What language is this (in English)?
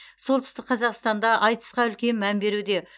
Kazakh